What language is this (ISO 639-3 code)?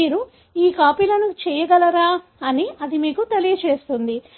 tel